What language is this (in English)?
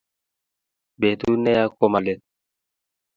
Kalenjin